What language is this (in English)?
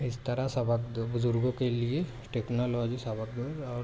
Urdu